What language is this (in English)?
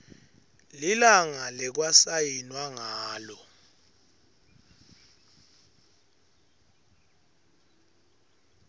Swati